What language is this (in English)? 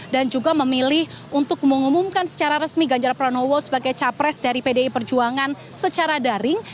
Indonesian